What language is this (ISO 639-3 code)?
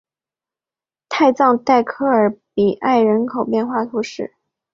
zho